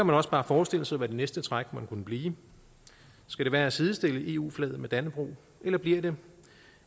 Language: Danish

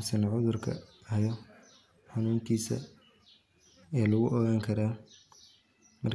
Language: Somali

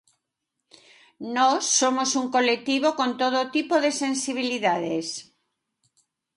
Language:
Galician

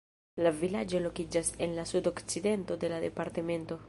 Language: Esperanto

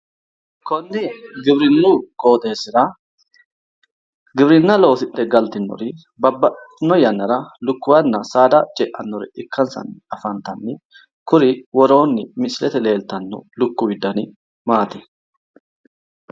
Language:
Sidamo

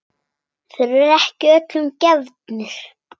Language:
Icelandic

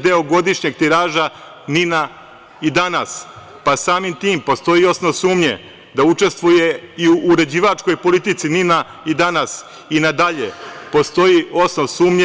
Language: Serbian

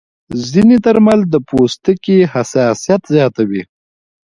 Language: Pashto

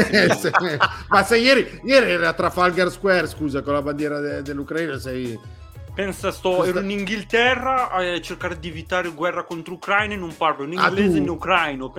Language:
Italian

